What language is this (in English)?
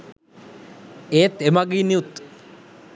Sinhala